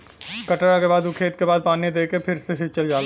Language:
Bhojpuri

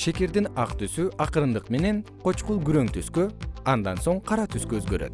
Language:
Kyrgyz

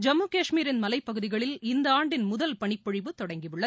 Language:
Tamil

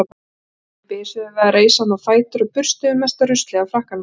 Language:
Icelandic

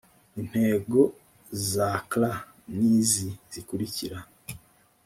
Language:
Kinyarwanda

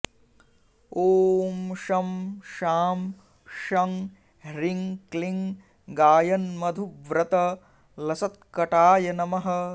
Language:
Sanskrit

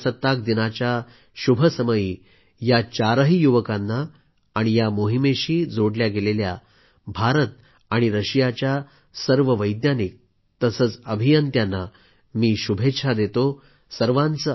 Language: Marathi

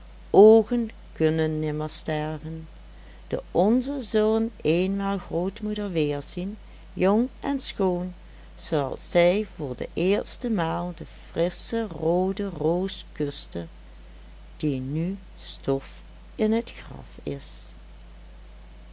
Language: Dutch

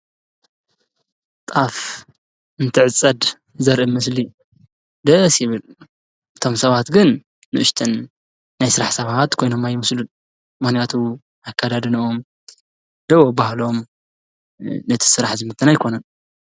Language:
Tigrinya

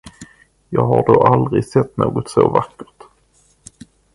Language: Swedish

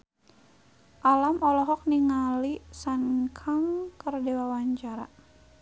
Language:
Sundanese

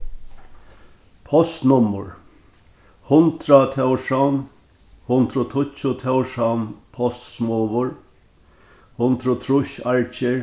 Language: Faroese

